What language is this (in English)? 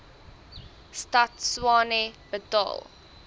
Afrikaans